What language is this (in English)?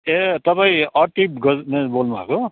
Nepali